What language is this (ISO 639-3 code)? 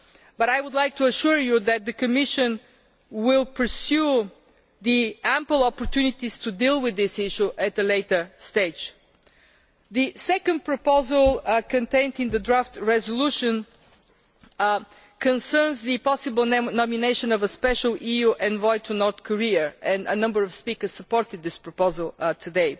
eng